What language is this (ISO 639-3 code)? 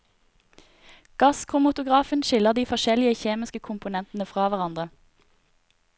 nor